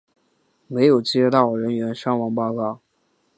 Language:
Chinese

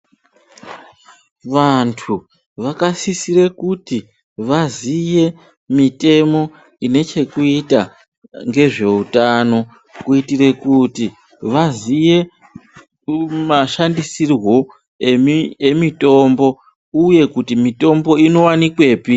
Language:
Ndau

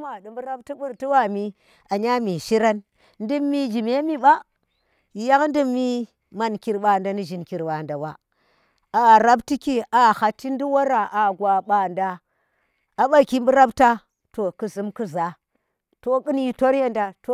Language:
Tera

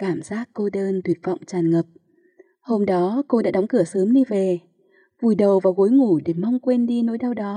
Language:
Vietnamese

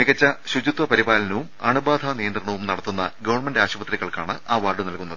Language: Malayalam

